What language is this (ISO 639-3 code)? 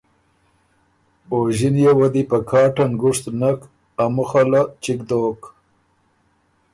oru